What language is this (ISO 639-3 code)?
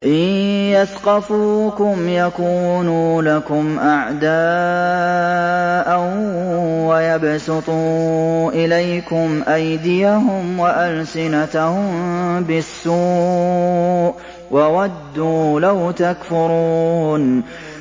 ara